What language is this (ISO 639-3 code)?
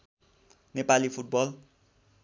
nep